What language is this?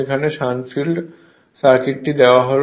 Bangla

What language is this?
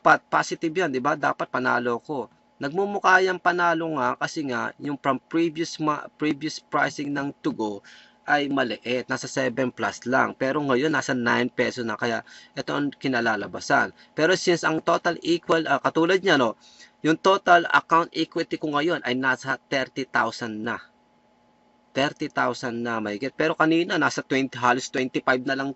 Filipino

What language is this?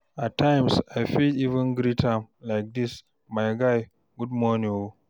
Nigerian Pidgin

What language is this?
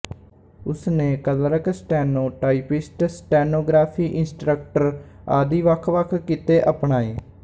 Punjabi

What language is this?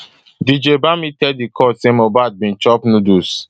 Nigerian Pidgin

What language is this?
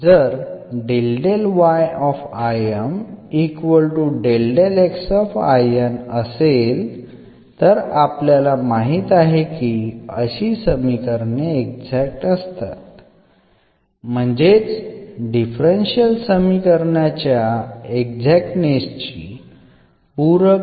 Marathi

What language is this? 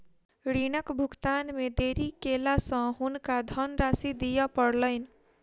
Maithili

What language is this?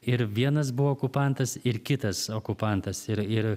Lithuanian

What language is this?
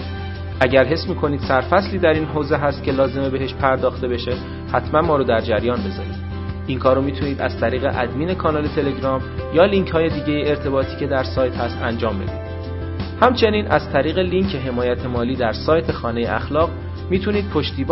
Persian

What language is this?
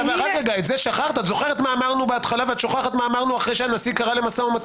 Hebrew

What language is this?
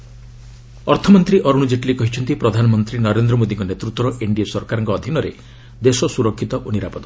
Odia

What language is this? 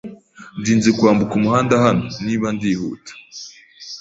Kinyarwanda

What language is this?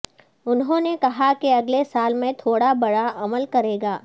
Urdu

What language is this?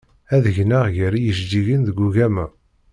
Kabyle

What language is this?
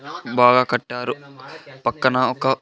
Telugu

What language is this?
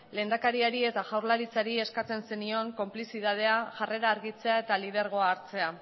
Basque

